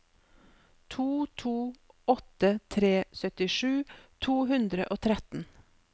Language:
Norwegian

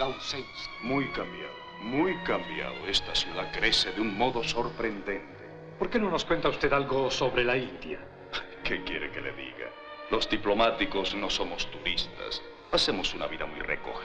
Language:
Spanish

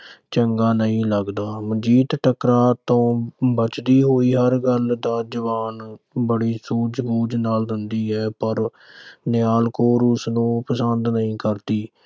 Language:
Punjabi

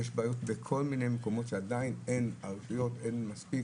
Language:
Hebrew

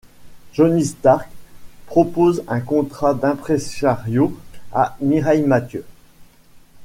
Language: French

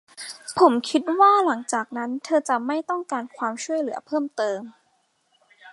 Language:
Thai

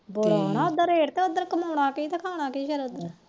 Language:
Punjabi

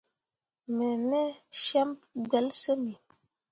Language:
Mundang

